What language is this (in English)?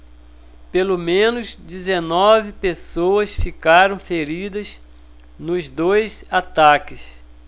Portuguese